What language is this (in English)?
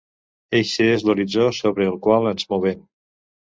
Catalan